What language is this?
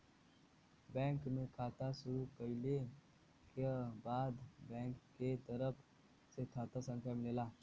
Bhojpuri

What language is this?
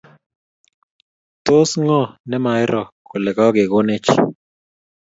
Kalenjin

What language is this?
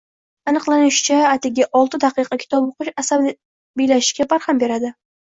Uzbek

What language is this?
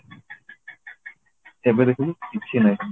Odia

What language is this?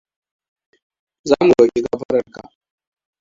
Hausa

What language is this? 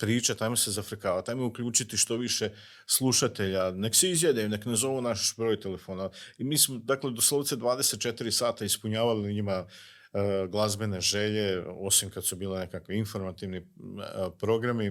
Croatian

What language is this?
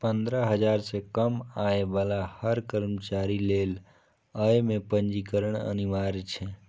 Maithili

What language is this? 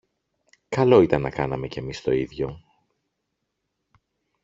Greek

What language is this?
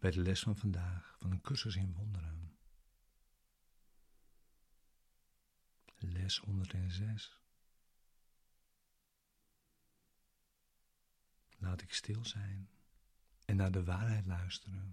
Dutch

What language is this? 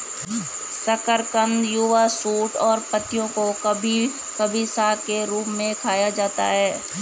Hindi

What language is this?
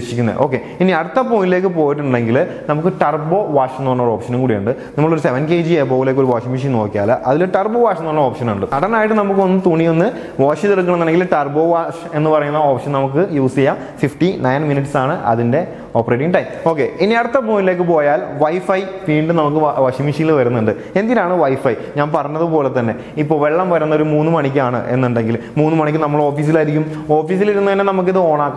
Hindi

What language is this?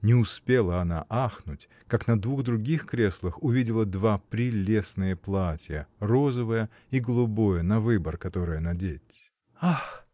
Russian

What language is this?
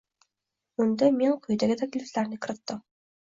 Uzbek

